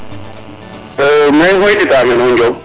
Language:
Serer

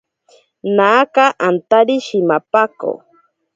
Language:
Ashéninka Perené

